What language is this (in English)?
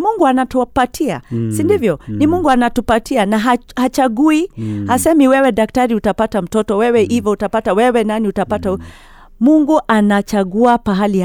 Swahili